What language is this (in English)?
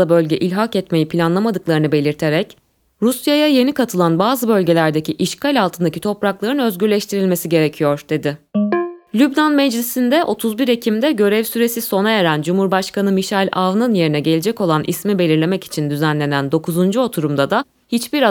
Turkish